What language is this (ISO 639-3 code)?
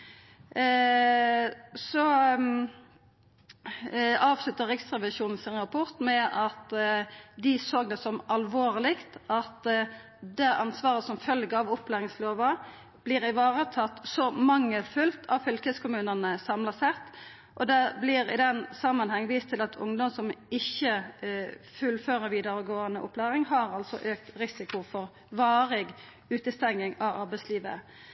nno